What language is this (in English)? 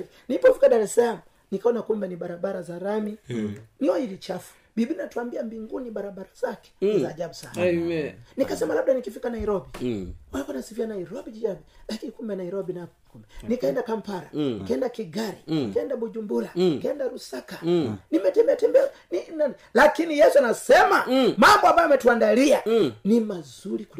Swahili